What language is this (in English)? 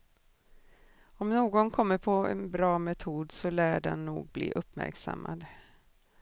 Swedish